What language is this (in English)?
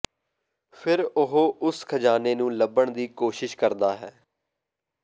Punjabi